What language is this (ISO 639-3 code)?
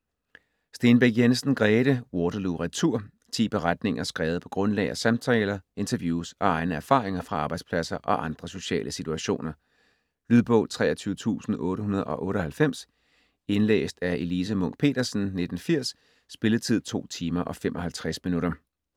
dan